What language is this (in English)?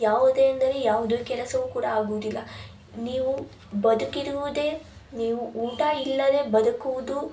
Kannada